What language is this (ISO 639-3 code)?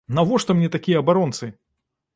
bel